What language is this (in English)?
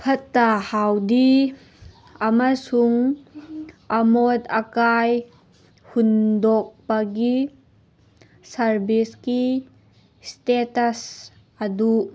Manipuri